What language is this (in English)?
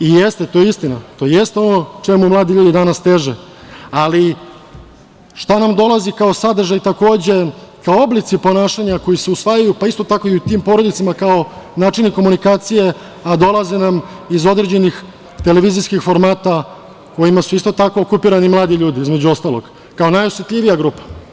Serbian